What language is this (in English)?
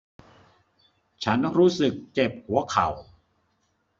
Thai